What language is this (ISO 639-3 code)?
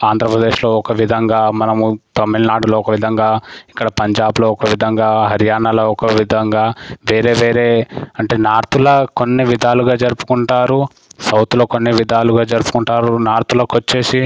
tel